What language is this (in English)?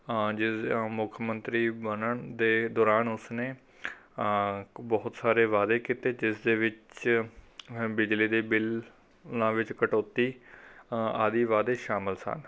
Punjabi